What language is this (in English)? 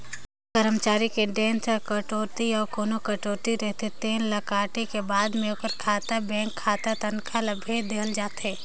Chhattisgarhi